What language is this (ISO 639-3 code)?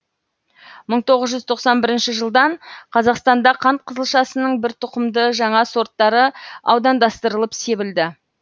kaz